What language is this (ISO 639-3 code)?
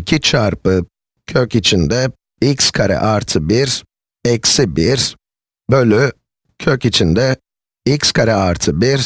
tur